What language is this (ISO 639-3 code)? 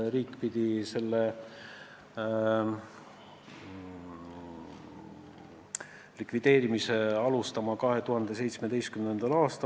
est